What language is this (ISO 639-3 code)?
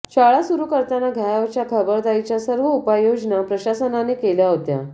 mar